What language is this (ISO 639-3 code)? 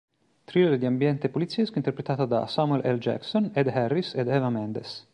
ita